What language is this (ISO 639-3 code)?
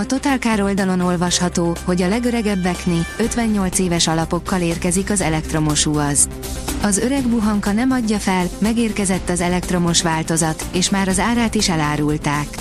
hun